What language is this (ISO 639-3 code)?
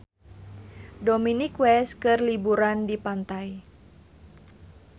sun